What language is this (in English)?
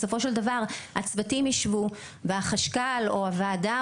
Hebrew